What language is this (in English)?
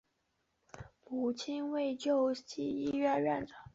Chinese